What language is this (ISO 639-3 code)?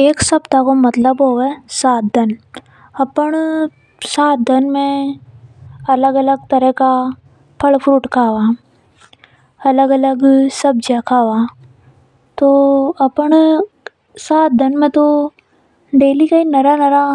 hoj